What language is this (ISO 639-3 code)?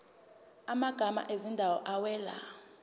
zul